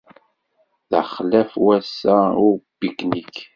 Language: Kabyle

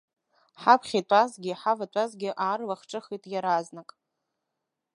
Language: Abkhazian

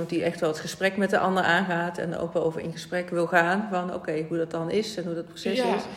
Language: Dutch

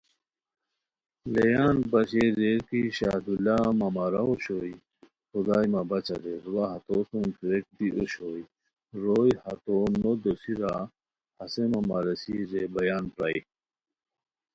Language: Khowar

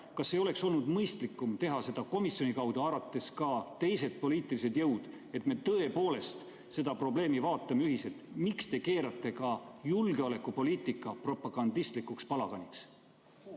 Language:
Estonian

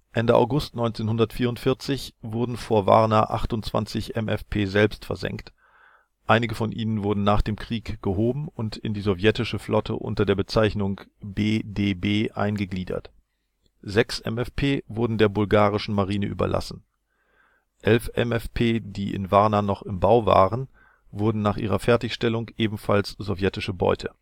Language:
German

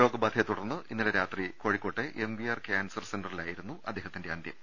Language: Malayalam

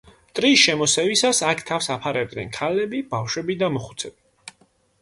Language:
Georgian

